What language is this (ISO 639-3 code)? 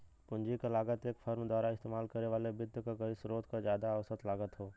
bho